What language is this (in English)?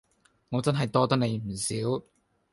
Cantonese